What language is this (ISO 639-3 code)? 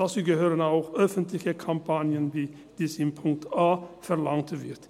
gsw